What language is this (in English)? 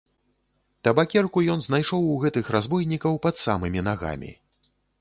Belarusian